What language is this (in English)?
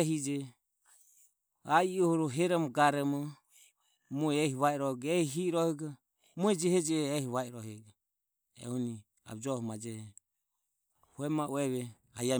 Ömie